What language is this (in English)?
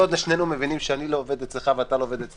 Hebrew